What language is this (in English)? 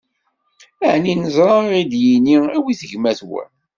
Kabyle